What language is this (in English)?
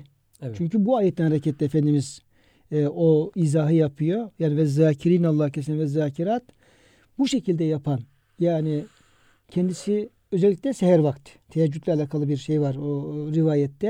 Turkish